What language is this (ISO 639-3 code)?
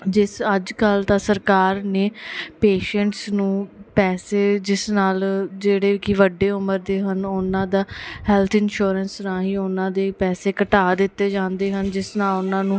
pan